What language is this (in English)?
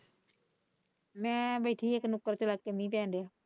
Punjabi